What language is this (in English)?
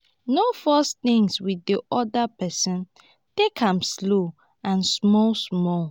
Nigerian Pidgin